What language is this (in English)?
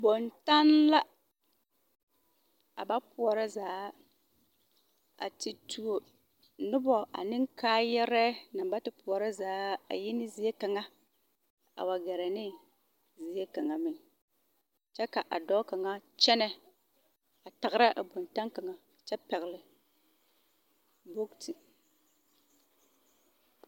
Southern Dagaare